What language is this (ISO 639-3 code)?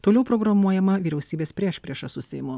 lit